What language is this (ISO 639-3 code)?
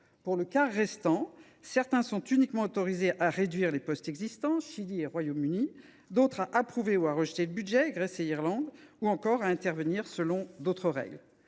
fra